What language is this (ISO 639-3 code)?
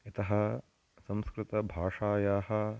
san